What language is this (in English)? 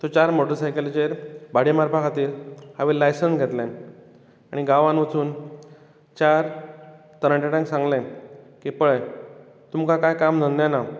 Konkani